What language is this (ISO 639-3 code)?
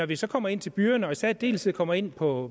dan